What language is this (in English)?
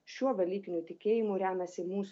Lithuanian